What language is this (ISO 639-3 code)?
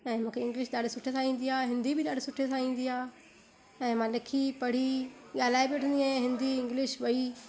snd